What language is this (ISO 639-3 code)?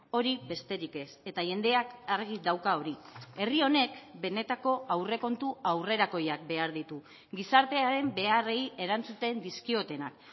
eus